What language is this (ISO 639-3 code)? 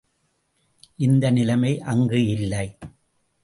tam